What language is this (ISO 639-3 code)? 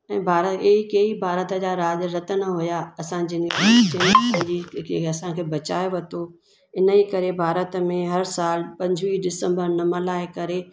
snd